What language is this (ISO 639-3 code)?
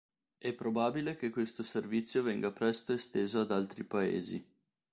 ita